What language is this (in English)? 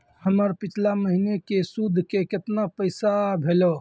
Maithili